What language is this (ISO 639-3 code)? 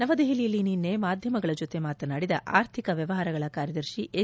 kan